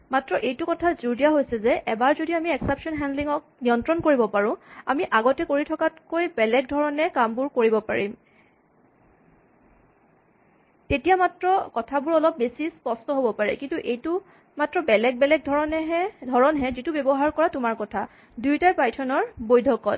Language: Assamese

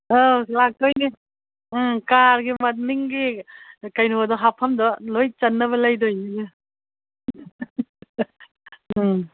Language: Manipuri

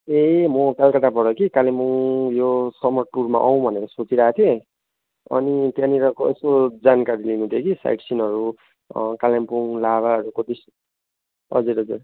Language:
Nepali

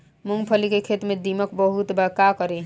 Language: Bhojpuri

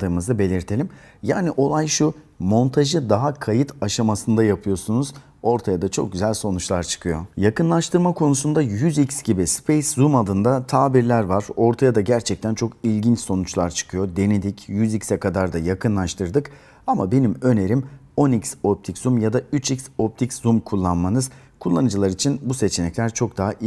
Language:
Turkish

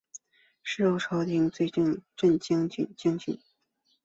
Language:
Chinese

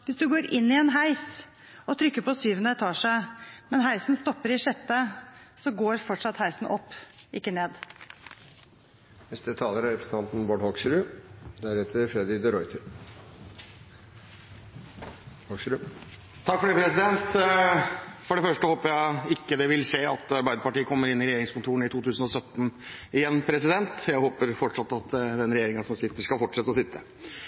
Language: Norwegian Bokmål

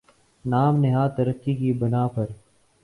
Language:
Urdu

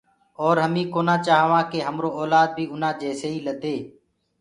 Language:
Gurgula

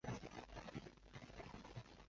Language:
Chinese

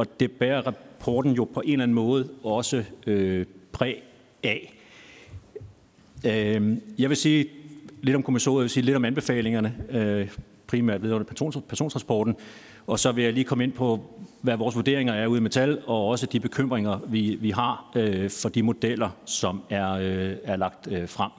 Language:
Danish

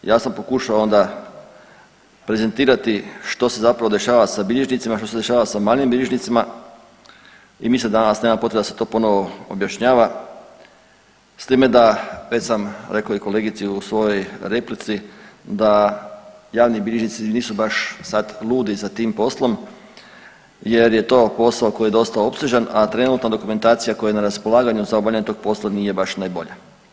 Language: Croatian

